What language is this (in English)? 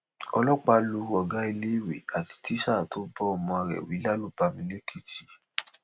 Yoruba